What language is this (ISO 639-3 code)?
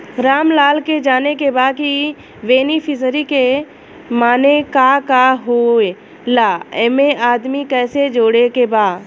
bho